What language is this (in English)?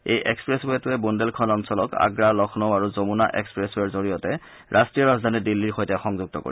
Assamese